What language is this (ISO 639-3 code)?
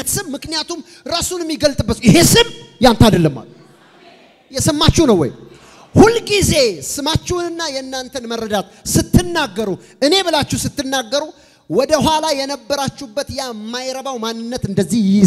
ara